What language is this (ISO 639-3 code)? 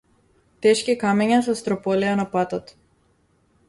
mkd